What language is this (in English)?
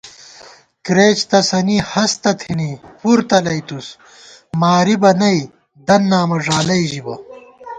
Gawar-Bati